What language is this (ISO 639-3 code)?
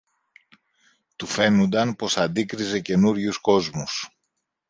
ell